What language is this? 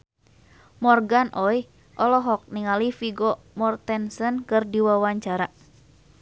Sundanese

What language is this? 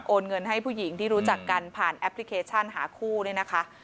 Thai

